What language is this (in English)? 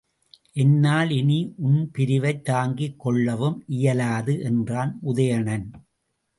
Tamil